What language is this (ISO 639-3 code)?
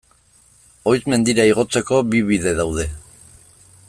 eus